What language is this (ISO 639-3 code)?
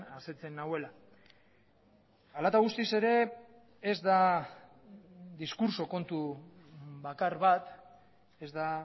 eus